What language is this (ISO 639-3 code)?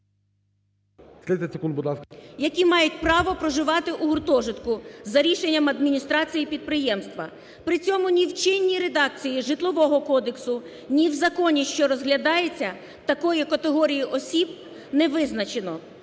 ukr